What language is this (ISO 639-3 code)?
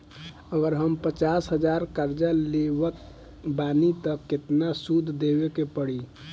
bho